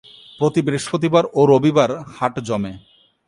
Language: Bangla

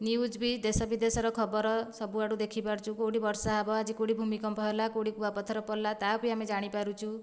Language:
Odia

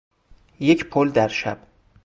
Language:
Persian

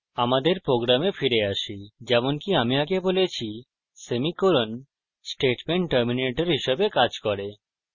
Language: Bangla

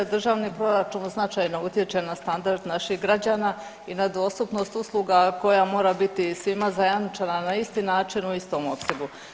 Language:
Croatian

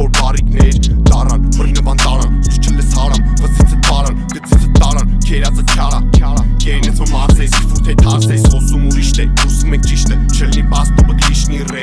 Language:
Armenian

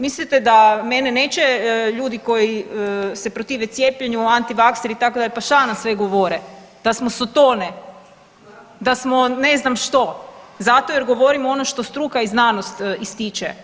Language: Croatian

